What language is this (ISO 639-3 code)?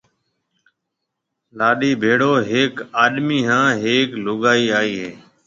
mve